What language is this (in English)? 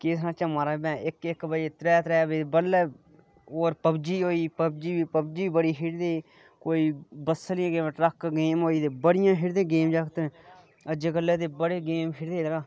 Dogri